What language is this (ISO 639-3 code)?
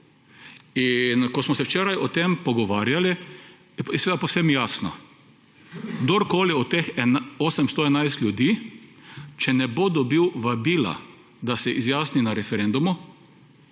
slv